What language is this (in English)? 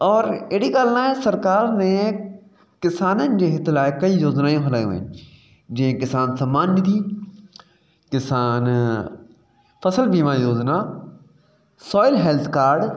Sindhi